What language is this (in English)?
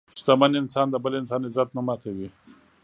Pashto